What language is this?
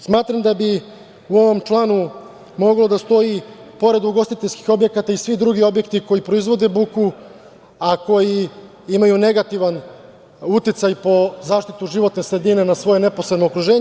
Serbian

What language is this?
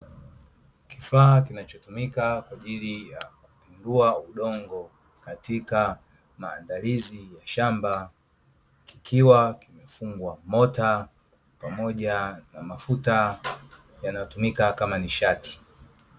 Swahili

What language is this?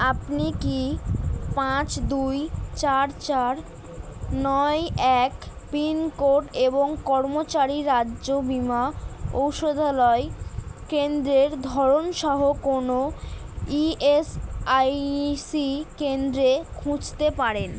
Bangla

